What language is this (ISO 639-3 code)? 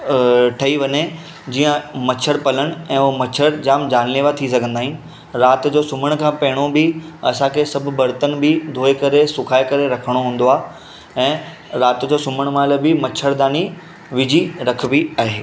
snd